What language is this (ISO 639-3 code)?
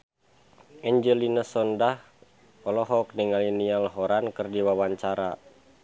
sun